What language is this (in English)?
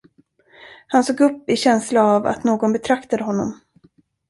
Swedish